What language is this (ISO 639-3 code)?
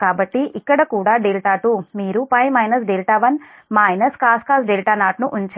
tel